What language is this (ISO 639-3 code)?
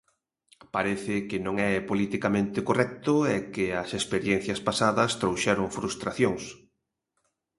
glg